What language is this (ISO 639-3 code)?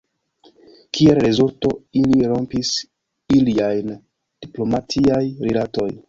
epo